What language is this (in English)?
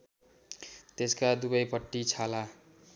Nepali